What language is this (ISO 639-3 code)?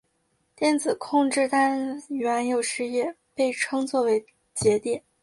zho